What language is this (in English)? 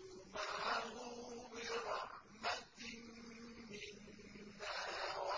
Arabic